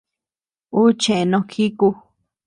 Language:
Tepeuxila Cuicatec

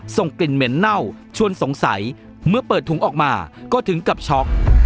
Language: Thai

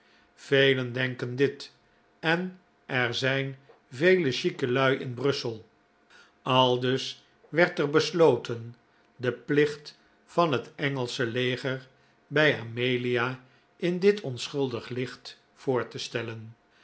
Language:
Dutch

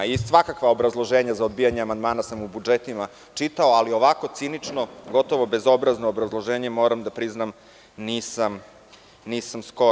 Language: Serbian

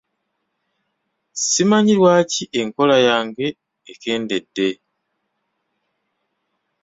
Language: Ganda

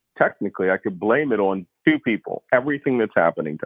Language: English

